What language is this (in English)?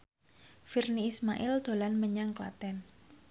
Javanese